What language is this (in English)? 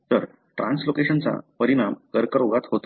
Marathi